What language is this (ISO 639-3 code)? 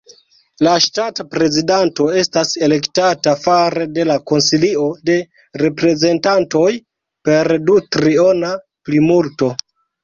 epo